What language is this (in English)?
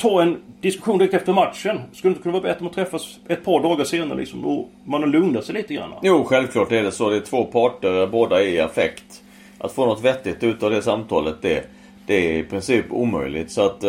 Swedish